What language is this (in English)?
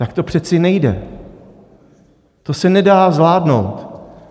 Czech